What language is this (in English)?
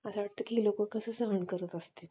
Marathi